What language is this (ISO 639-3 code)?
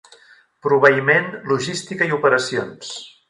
cat